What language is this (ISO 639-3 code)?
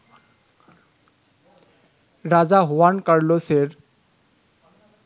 ben